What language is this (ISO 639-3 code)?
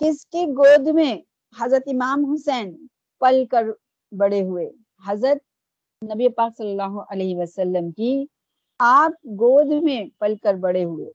urd